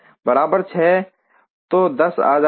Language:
Hindi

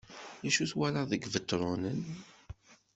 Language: Kabyle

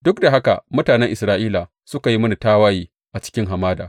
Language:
Hausa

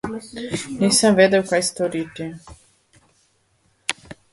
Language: Slovenian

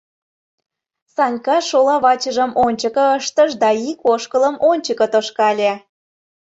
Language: Mari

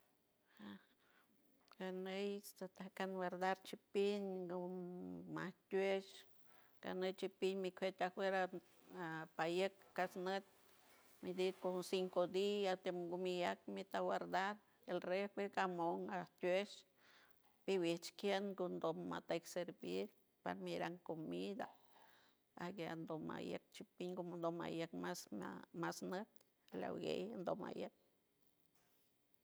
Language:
San Francisco Del Mar Huave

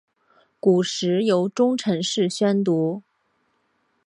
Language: Chinese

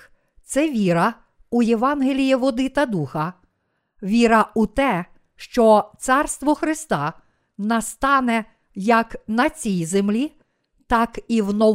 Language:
Ukrainian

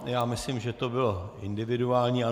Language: Czech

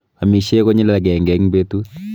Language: Kalenjin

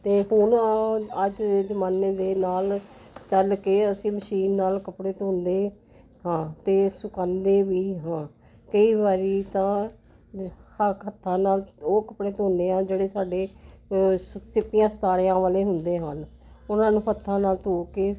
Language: Punjabi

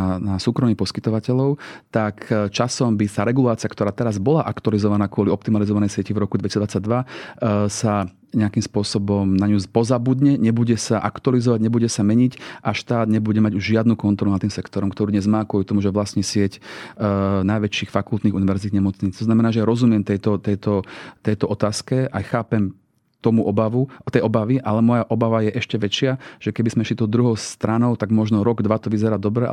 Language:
Slovak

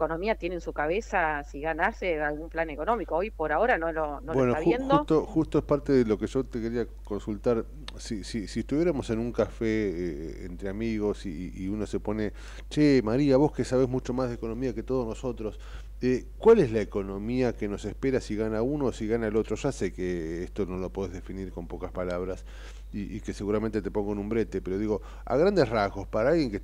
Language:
Spanish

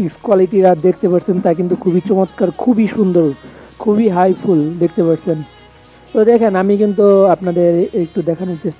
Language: Arabic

